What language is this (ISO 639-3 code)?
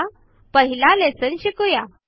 mar